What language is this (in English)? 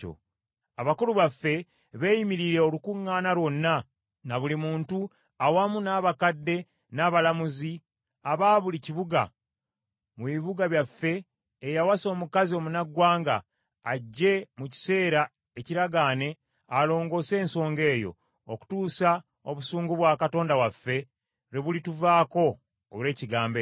Ganda